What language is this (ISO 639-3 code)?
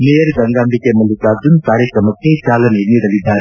kan